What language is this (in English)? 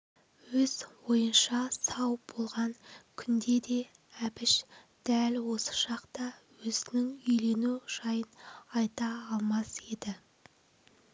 Kazakh